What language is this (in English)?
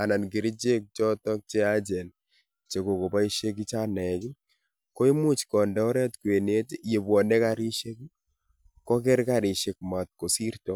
Kalenjin